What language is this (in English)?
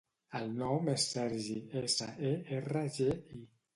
Catalan